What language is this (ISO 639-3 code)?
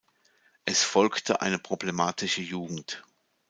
deu